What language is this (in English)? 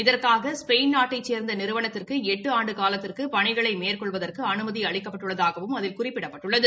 Tamil